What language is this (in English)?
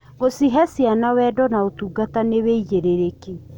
Kikuyu